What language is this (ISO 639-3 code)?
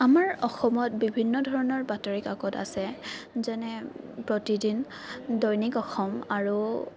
asm